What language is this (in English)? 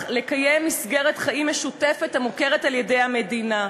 Hebrew